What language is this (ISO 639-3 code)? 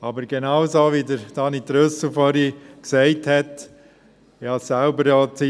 gsw